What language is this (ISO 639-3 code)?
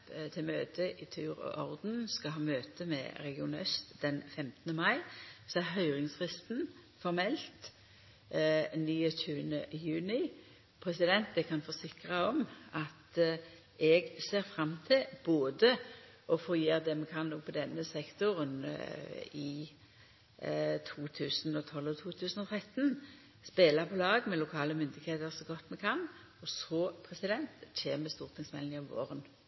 nno